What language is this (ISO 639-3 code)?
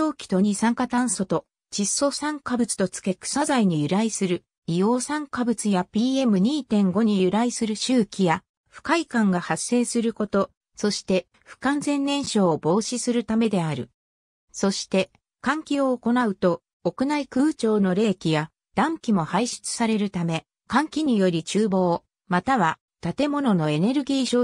jpn